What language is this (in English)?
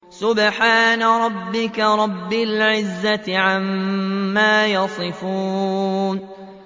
Arabic